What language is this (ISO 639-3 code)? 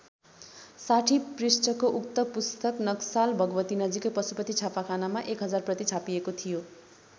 nep